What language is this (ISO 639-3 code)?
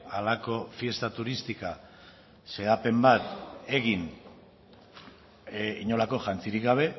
eus